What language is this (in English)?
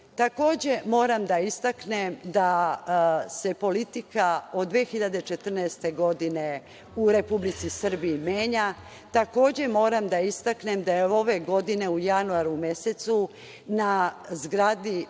Serbian